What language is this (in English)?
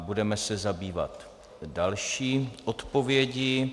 Czech